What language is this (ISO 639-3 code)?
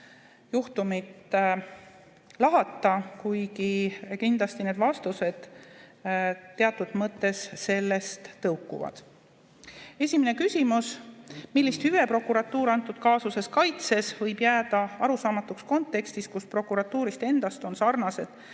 est